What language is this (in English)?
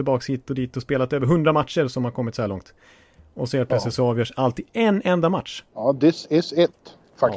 Swedish